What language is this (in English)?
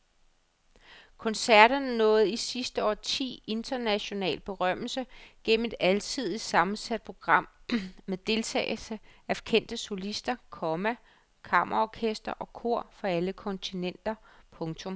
Danish